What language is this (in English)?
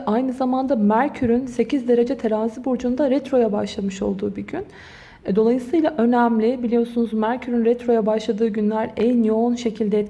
Turkish